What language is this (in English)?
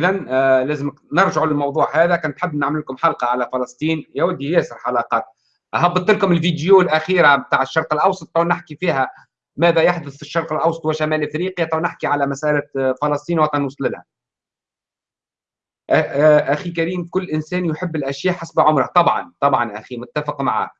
Arabic